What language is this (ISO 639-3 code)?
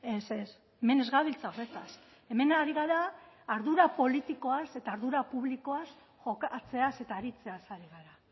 eus